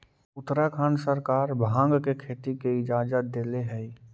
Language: Magahi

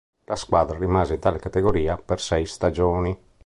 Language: Italian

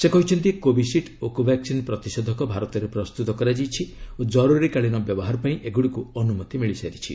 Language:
Odia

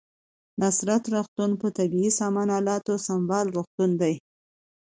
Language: Pashto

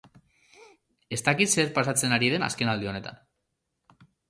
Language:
Basque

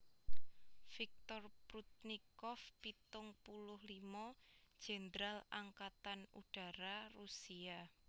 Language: Javanese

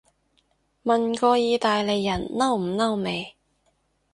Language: Cantonese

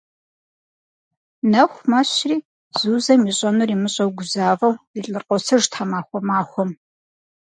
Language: Kabardian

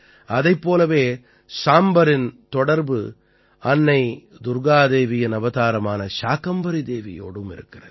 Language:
Tamil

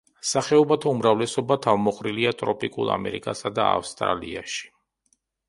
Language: Georgian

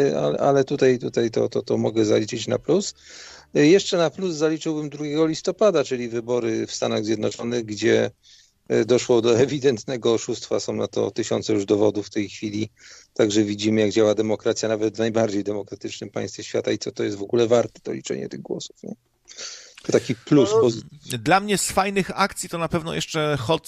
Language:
Polish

